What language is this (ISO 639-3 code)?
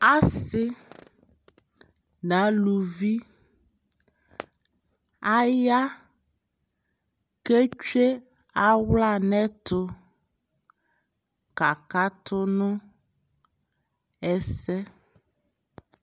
kpo